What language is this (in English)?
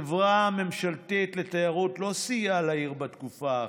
Hebrew